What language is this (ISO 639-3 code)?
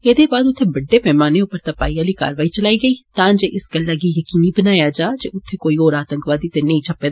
doi